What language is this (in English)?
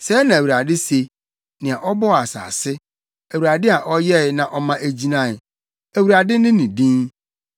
Akan